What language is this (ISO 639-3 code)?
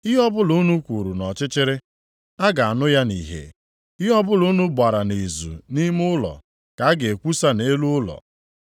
ibo